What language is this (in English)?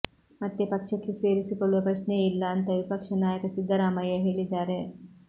Kannada